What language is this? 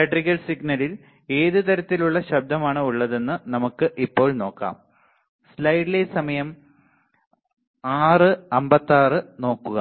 Malayalam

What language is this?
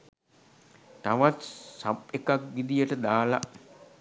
Sinhala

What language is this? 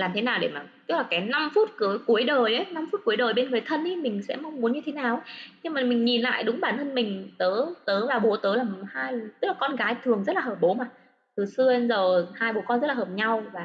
Vietnamese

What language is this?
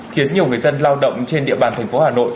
Vietnamese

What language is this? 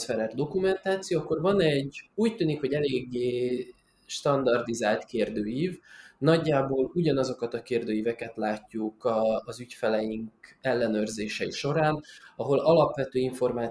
Hungarian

